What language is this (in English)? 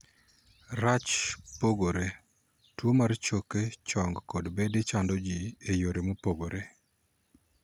Luo (Kenya and Tanzania)